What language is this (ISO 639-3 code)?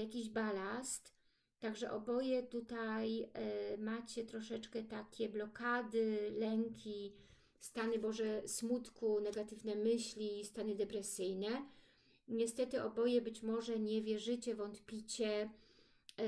pol